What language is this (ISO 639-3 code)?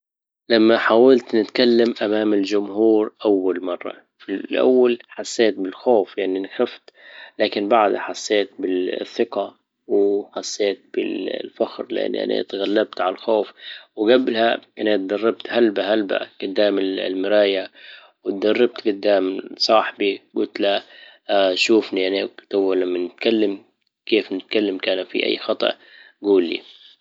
ayl